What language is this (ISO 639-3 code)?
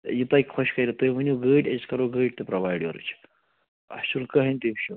kas